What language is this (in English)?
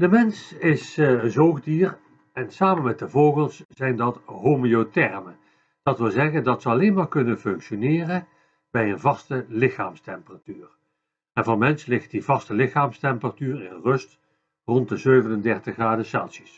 Dutch